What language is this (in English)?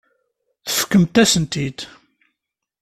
Kabyle